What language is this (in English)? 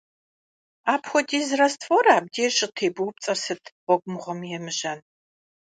Kabardian